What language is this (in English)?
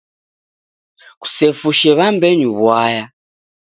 Taita